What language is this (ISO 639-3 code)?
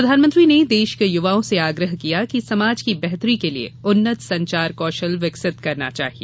hin